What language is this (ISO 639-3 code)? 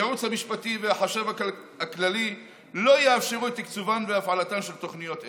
heb